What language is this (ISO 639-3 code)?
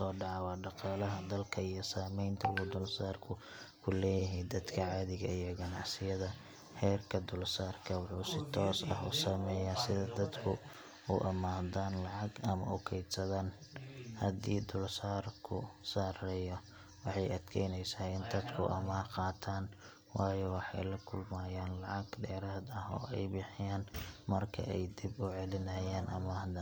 som